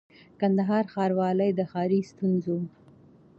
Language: Pashto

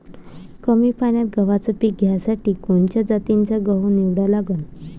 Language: Marathi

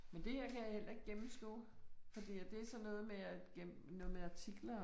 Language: Danish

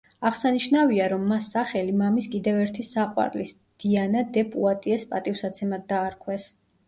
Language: Georgian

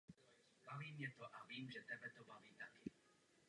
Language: Czech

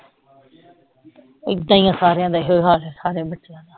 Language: Punjabi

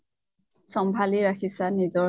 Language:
Assamese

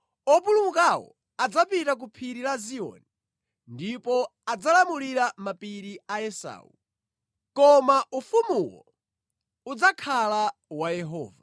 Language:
Nyanja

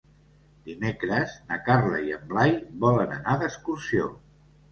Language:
Catalan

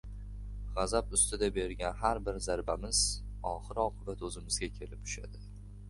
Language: Uzbek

